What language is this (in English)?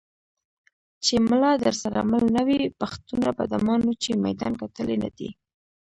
Pashto